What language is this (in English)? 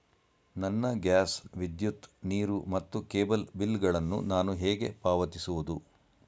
Kannada